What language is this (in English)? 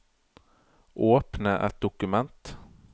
Norwegian